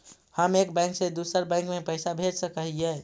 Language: Magahi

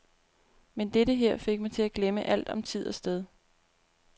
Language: Danish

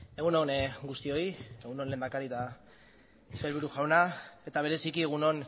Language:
Basque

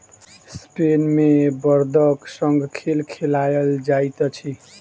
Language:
Maithili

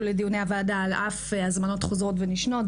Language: Hebrew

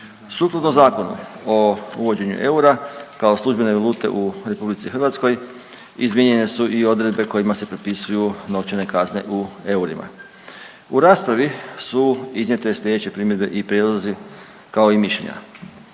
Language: Croatian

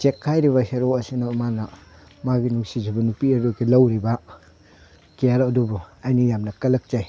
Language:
Manipuri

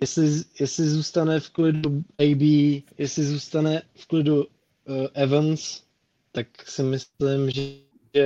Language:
Czech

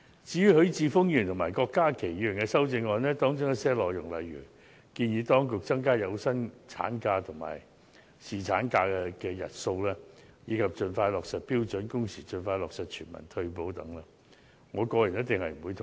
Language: Cantonese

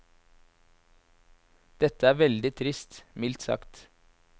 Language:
Norwegian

